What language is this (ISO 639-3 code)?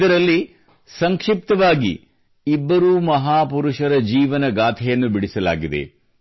kan